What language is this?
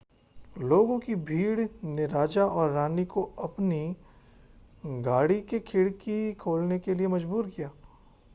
Hindi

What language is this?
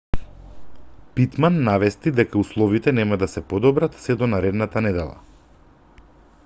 Macedonian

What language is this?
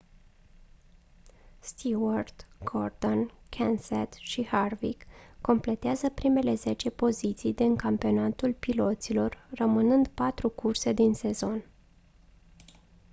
Romanian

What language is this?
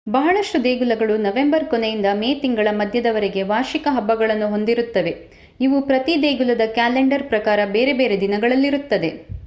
Kannada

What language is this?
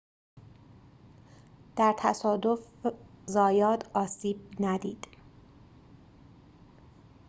Persian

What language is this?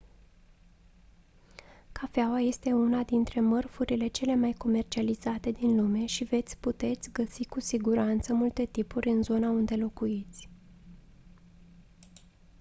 Romanian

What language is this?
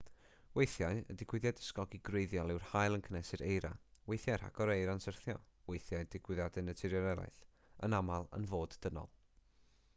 Welsh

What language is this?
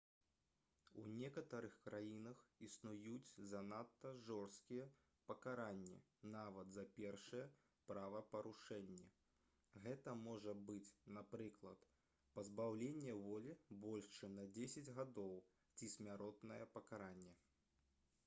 Belarusian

